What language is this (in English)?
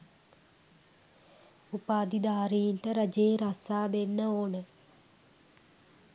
Sinhala